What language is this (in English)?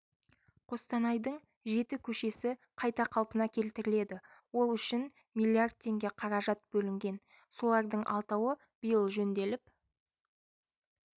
Kazakh